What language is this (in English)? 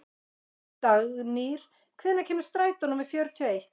Icelandic